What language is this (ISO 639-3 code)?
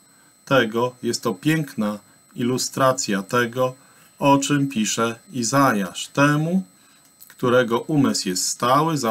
pol